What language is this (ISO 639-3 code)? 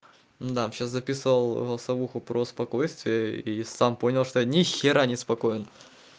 rus